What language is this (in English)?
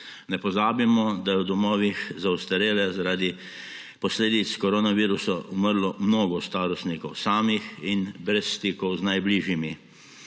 Slovenian